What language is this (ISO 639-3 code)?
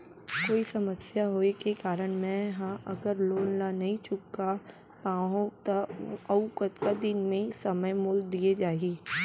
hne